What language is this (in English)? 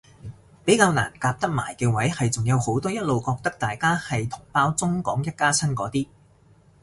Cantonese